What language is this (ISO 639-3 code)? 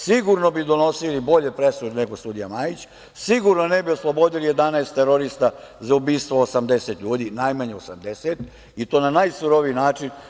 srp